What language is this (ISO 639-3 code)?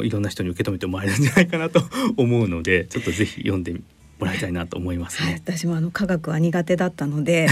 jpn